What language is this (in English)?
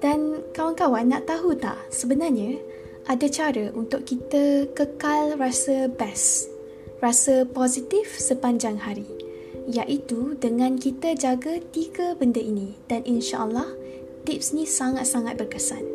Malay